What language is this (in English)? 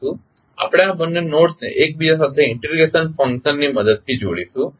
Gujarati